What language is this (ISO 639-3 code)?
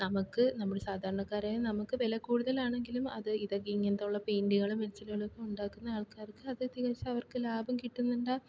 mal